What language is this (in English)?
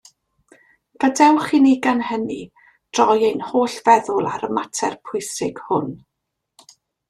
Welsh